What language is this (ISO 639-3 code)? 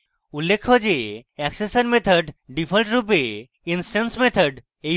ben